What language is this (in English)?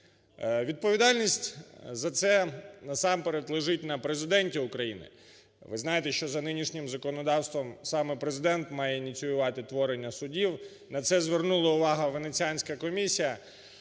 Ukrainian